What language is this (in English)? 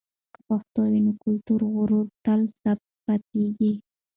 Pashto